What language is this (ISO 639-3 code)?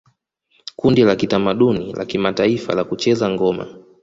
swa